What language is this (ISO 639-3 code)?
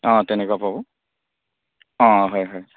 asm